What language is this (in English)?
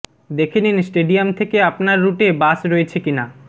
Bangla